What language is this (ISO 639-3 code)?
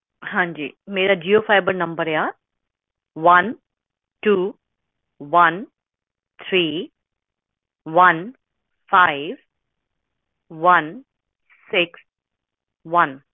pan